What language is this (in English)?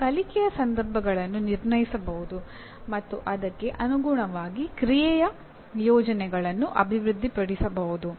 Kannada